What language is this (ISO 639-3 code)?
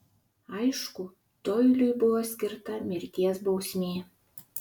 lit